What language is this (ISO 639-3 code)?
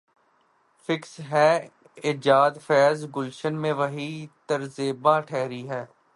urd